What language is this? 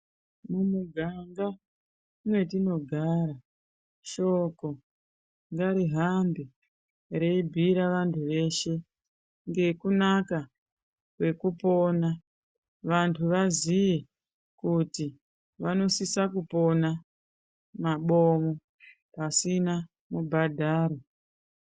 Ndau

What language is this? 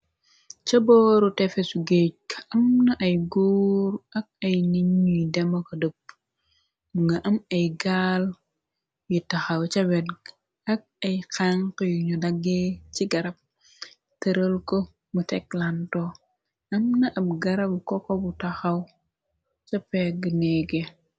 Wolof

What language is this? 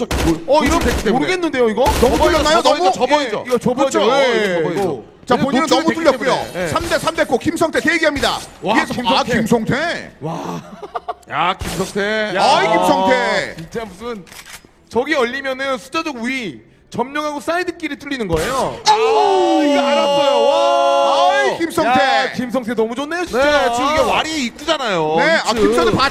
Korean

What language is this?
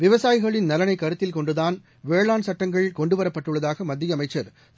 Tamil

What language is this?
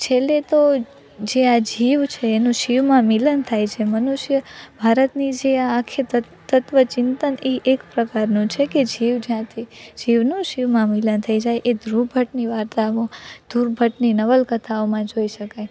Gujarati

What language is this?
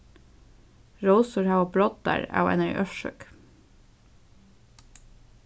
Faroese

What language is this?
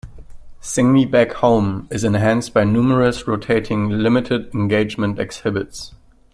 English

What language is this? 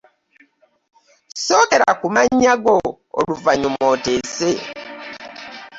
Ganda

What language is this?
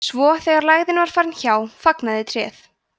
Icelandic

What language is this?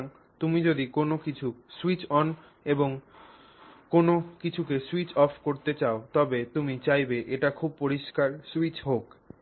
Bangla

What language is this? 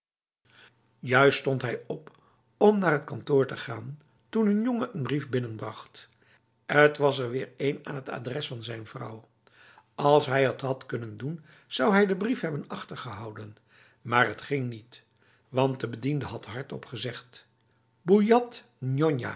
Dutch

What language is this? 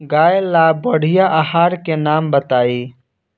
Bhojpuri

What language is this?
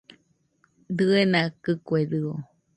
Nüpode Huitoto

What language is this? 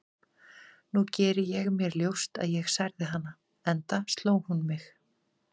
Icelandic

